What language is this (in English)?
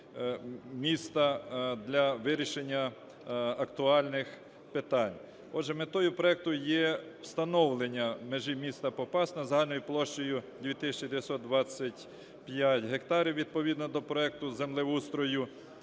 Ukrainian